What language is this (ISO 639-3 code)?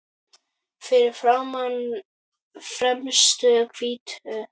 isl